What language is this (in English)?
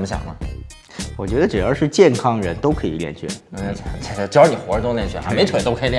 Chinese